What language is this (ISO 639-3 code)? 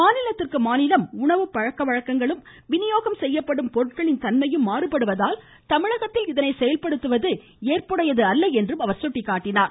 tam